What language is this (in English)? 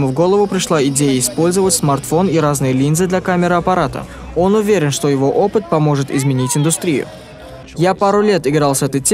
Russian